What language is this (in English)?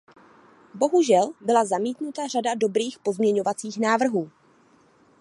Czech